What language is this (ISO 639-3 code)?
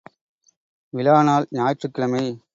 tam